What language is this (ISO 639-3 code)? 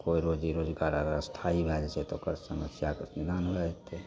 mai